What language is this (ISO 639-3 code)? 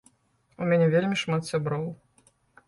bel